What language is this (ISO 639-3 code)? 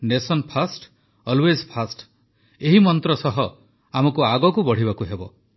ori